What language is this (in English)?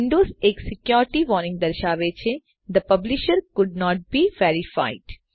Gujarati